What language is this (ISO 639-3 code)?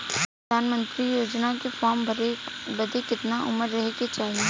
bho